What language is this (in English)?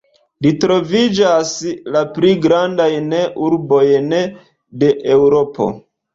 Esperanto